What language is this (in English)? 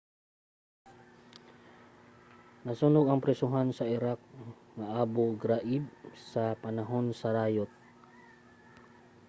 Cebuano